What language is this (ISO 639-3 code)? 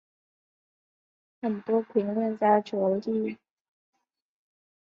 zho